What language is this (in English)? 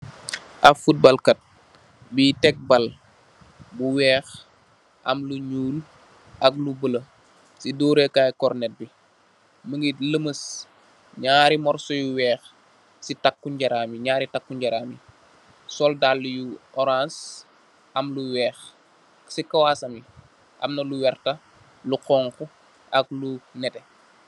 Wolof